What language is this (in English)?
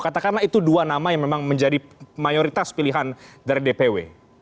Indonesian